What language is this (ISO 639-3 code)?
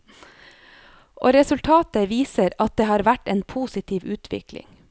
nor